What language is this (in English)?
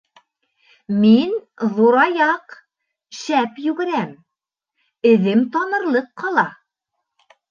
Bashkir